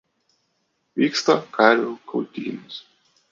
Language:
Lithuanian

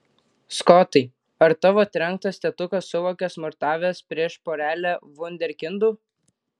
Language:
Lithuanian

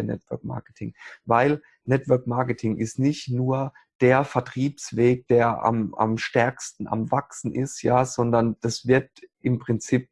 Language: German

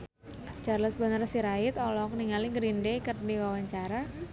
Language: Sundanese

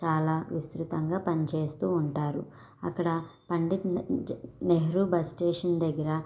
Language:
Telugu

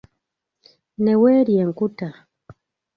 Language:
Ganda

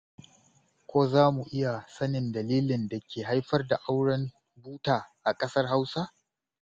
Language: Hausa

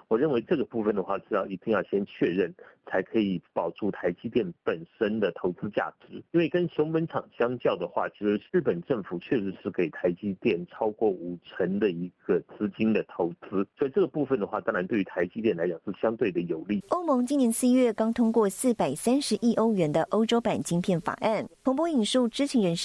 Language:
Chinese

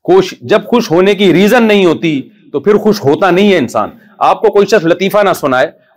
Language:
Urdu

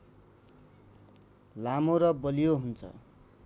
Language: Nepali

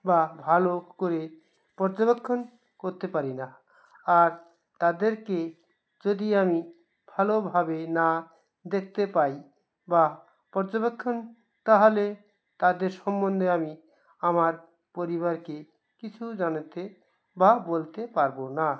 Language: Bangla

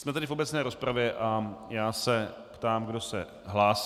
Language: Czech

